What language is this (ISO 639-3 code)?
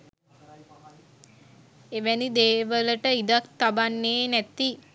sin